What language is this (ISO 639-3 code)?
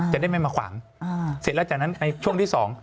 tha